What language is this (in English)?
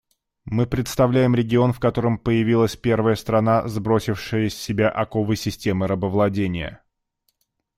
Russian